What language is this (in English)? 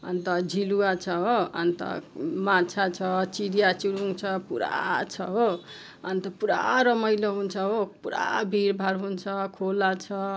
Nepali